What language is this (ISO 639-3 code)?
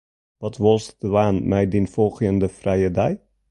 fry